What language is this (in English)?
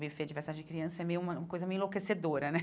Portuguese